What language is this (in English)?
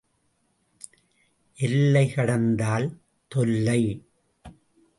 Tamil